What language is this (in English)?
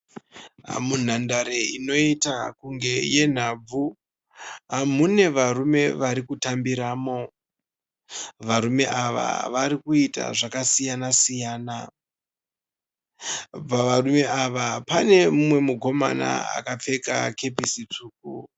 Shona